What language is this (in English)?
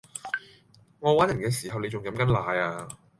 Cantonese